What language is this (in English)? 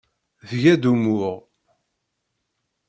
Kabyle